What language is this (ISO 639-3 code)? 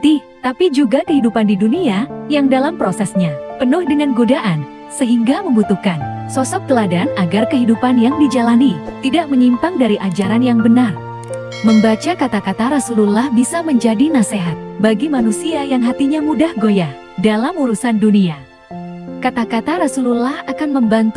ind